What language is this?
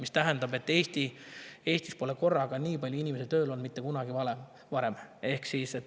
Estonian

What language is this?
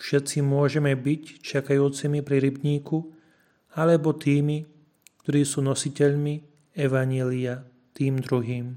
Slovak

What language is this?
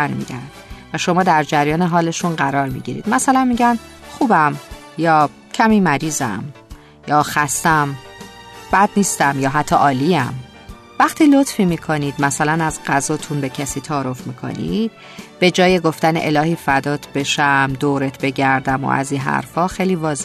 Persian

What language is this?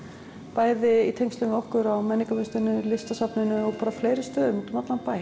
Icelandic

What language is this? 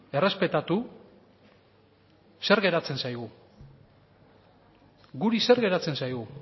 Basque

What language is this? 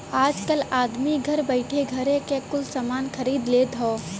Bhojpuri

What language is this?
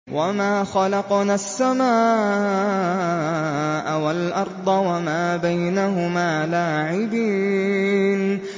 Arabic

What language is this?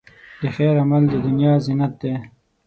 Pashto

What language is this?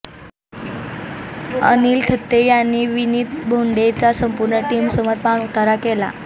Marathi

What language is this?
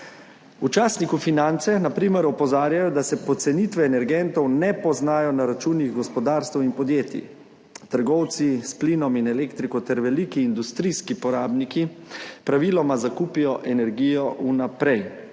Slovenian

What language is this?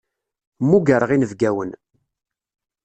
Kabyle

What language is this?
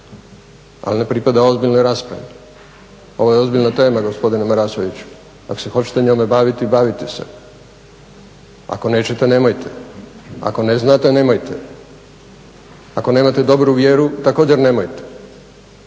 Croatian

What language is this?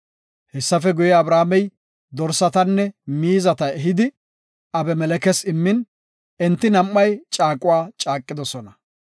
Gofa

